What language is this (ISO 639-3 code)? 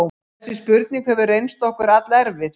isl